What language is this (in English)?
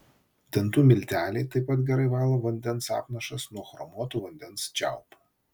Lithuanian